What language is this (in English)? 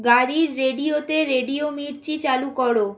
Bangla